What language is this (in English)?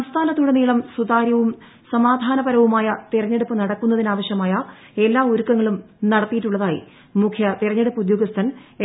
Malayalam